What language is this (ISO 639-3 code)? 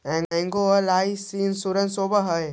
mag